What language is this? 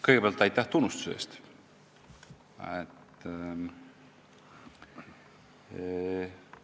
Estonian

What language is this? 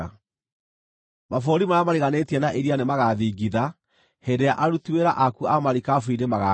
Kikuyu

